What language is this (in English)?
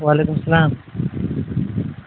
Urdu